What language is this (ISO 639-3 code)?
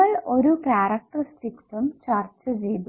mal